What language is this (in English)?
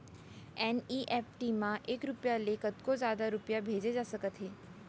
Chhattisgarhi